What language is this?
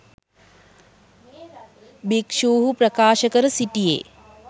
Sinhala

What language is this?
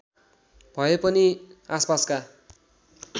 Nepali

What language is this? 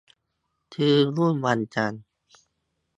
Thai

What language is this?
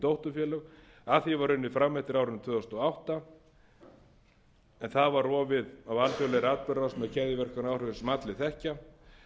Icelandic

